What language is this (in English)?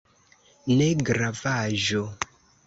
Esperanto